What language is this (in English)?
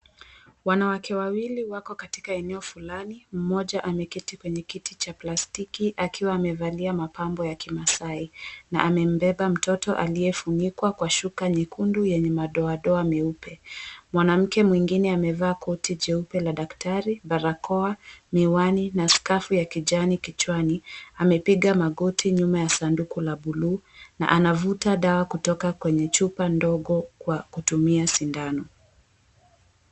Swahili